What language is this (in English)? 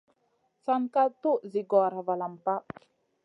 Masana